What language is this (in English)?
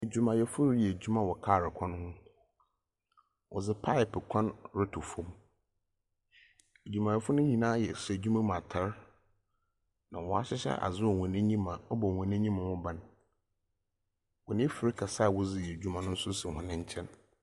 Akan